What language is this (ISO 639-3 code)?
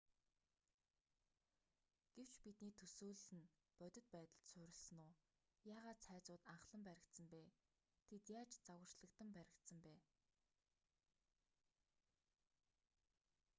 mon